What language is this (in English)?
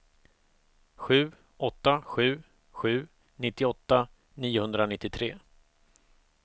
Swedish